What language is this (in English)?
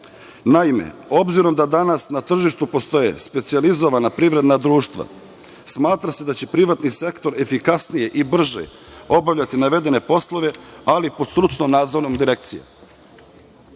Serbian